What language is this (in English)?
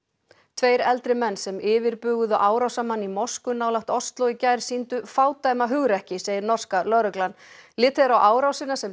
Icelandic